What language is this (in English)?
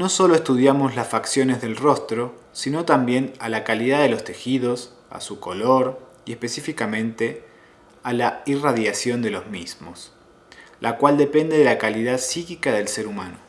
Spanish